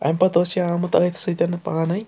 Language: Kashmiri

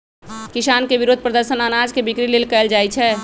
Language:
Magahi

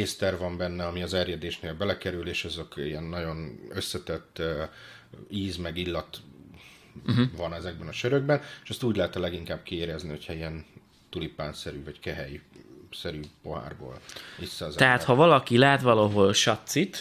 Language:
Hungarian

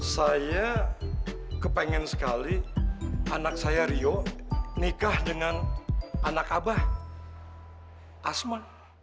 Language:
Indonesian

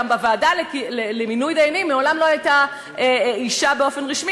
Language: Hebrew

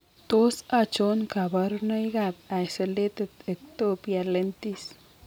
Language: Kalenjin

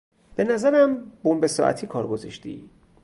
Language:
Persian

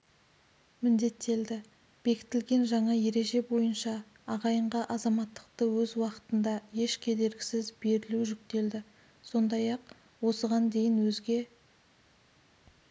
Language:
Kazakh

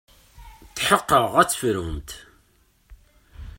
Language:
Kabyle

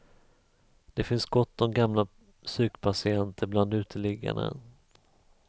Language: Swedish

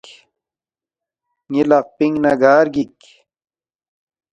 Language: Balti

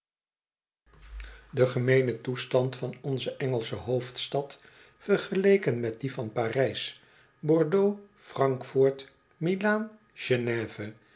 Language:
Dutch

